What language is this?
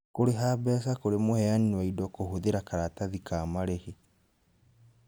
Kikuyu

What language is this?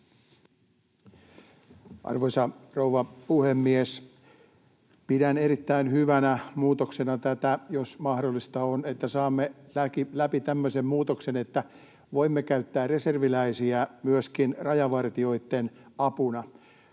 Finnish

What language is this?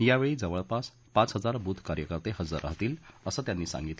Marathi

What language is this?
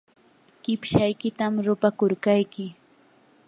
Yanahuanca Pasco Quechua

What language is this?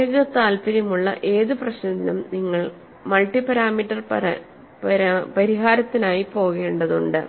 Malayalam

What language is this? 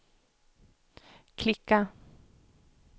Swedish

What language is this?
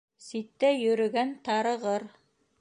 Bashkir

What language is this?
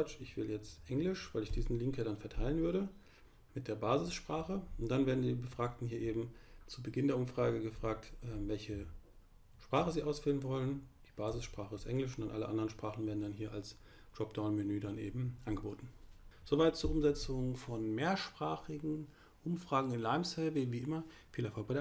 German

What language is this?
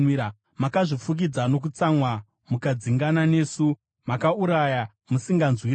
Shona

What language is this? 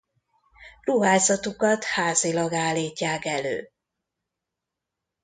Hungarian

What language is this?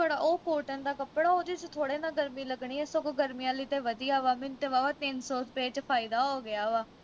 Punjabi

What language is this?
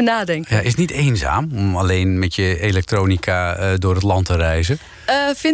Dutch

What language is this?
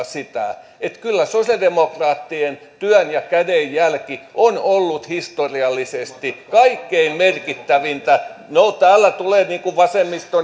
Finnish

